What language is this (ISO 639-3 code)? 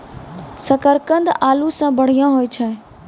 mai